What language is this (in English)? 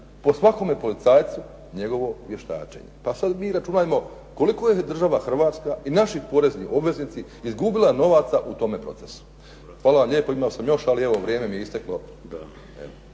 Croatian